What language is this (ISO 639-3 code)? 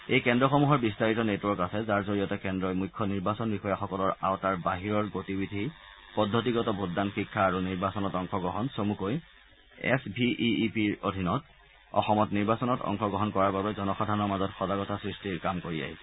asm